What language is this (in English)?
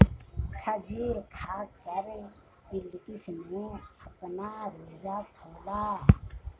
Hindi